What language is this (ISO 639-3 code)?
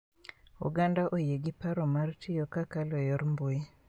luo